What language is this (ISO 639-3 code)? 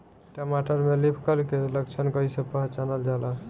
bho